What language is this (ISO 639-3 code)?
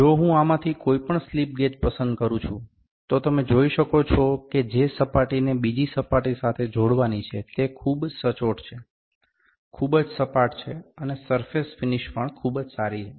guj